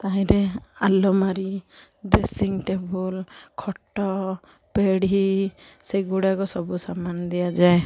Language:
Odia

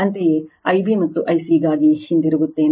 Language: Kannada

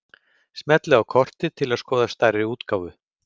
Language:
Icelandic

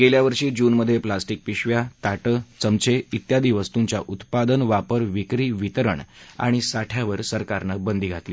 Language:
Marathi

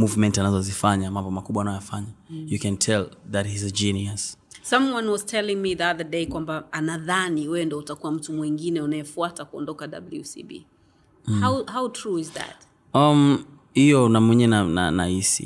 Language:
Swahili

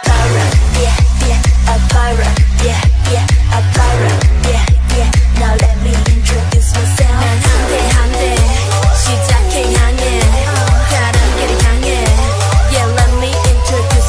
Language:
Polish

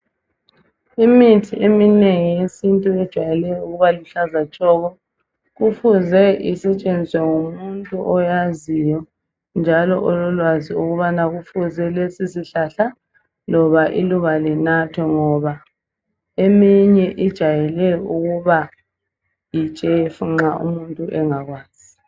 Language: North Ndebele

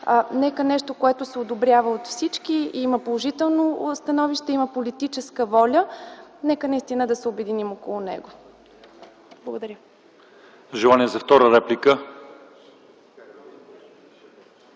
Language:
Bulgarian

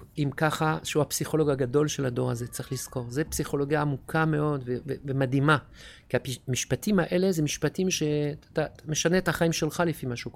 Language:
Hebrew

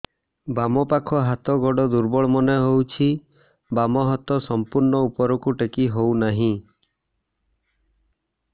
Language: Odia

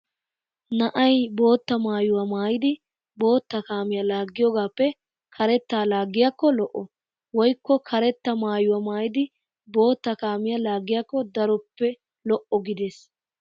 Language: Wolaytta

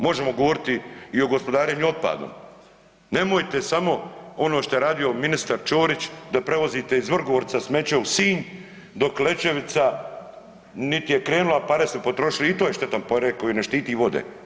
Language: Croatian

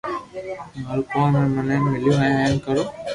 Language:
Loarki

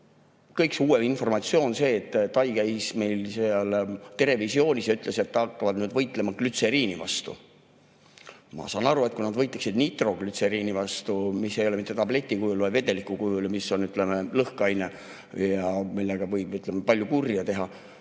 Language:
Estonian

